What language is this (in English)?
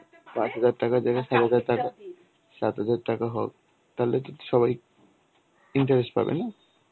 Bangla